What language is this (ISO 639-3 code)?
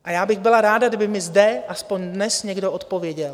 ces